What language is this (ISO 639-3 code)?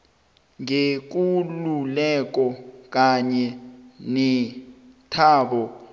nbl